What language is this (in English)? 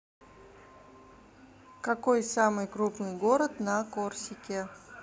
Russian